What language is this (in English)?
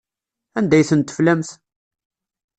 Kabyle